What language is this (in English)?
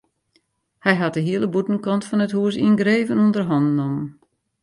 Western Frisian